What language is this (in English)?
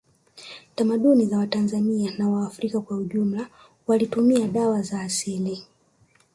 Swahili